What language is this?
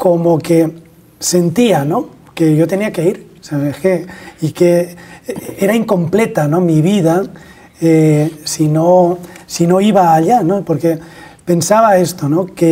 Spanish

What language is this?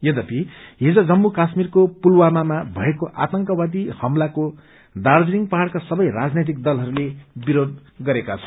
Nepali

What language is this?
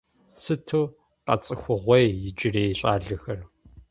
Kabardian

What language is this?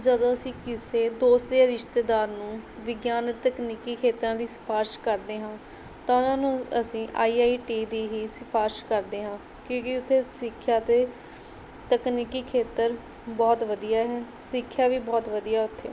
Punjabi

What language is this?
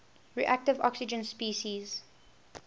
English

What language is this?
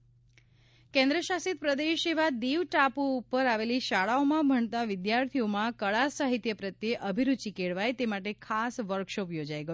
Gujarati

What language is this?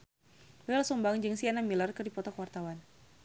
Sundanese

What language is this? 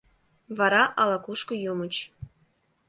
Mari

